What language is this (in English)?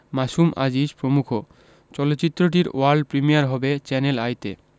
Bangla